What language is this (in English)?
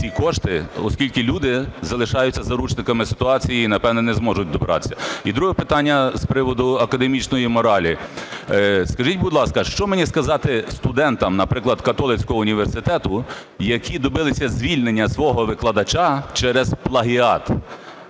Ukrainian